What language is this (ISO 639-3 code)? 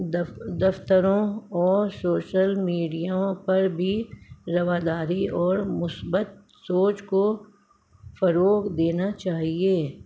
urd